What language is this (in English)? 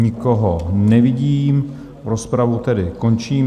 Czech